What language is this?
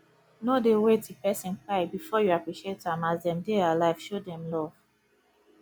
Nigerian Pidgin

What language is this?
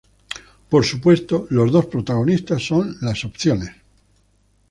Spanish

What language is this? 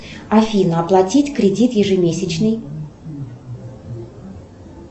Russian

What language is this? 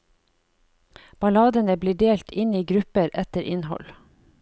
Norwegian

